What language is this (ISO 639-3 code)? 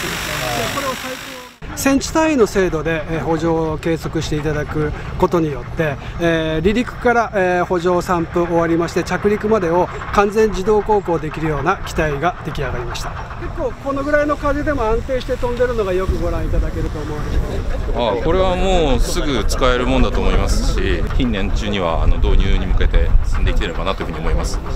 jpn